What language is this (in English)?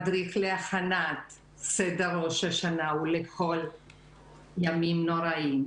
Hebrew